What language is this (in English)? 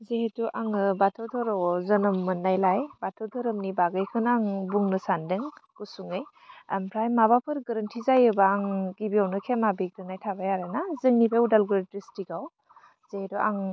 Bodo